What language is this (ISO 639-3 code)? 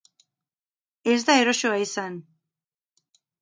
eus